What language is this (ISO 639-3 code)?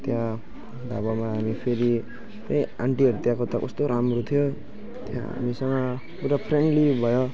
nep